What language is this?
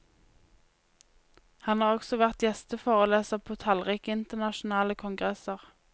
Norwegian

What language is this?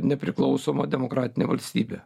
Lithuanian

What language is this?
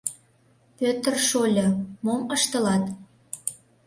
Mari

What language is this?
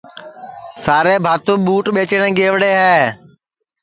Sansi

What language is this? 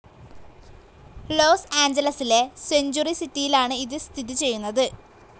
Malayalam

